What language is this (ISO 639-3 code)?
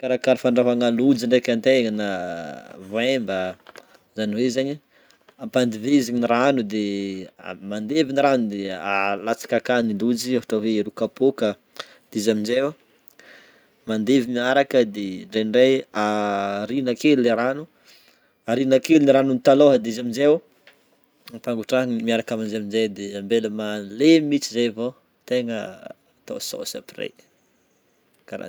bmm